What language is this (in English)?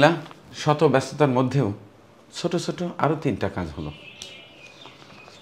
Arabic